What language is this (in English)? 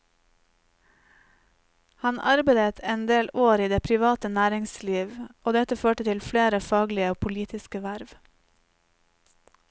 Norwegian